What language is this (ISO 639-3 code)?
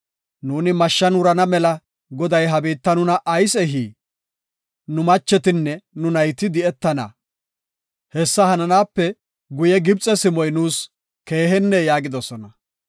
gof